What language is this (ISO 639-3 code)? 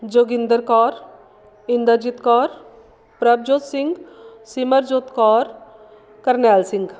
pan